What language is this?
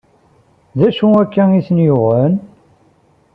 Kabyle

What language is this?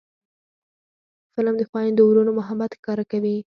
Pashto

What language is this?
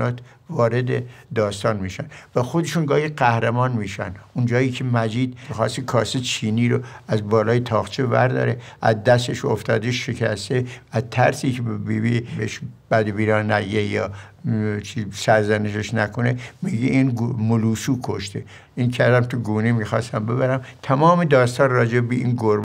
Persian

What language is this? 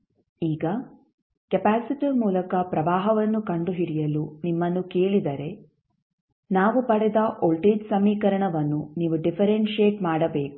Kannada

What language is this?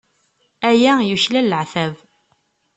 Kabyle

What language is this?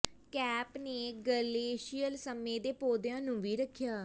Punjabi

